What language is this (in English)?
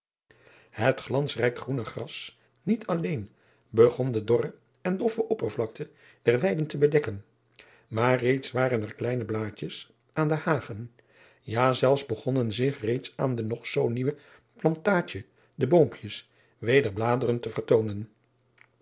Dutch